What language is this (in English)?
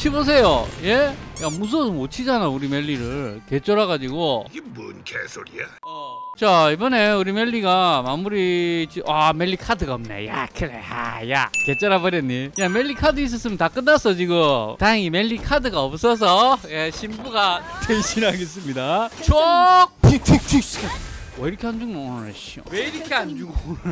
Korean